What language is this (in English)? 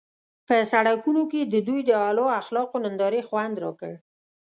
Pashto